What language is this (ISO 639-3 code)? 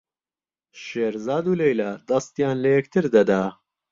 ckb